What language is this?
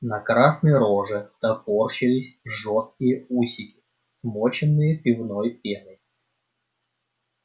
Russian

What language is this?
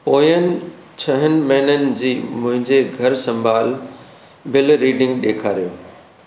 Sindhi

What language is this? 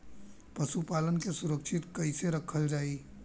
Bhojpuri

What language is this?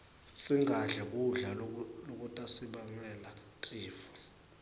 Swati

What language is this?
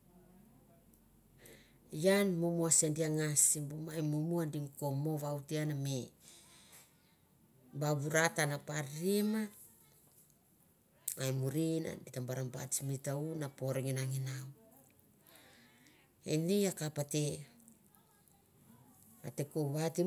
Mandara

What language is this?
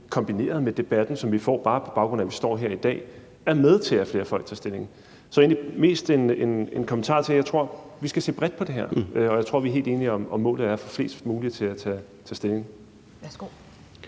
Danish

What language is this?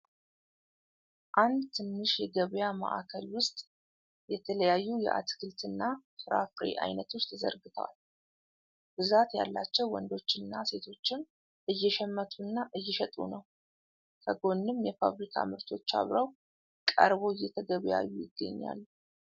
Amharic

